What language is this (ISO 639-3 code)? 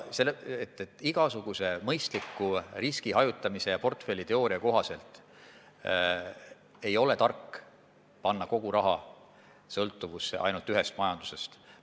est